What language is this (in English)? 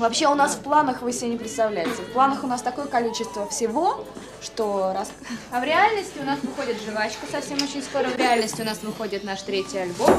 Russian